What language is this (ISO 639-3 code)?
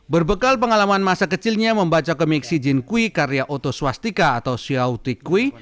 ind